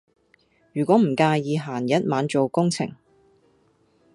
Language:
Cantonese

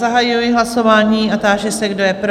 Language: Czech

